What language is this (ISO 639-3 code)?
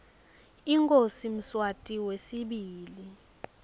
ssw